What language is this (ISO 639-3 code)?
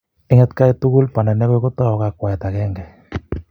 kln